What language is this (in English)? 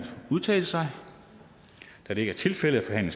Danish